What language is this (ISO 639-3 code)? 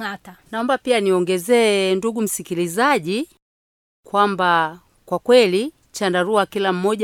swa